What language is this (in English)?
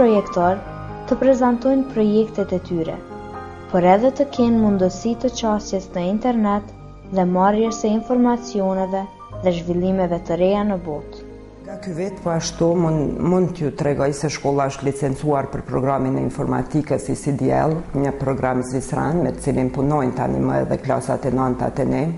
Romanian